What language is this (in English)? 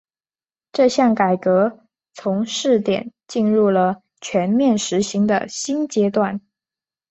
Chinese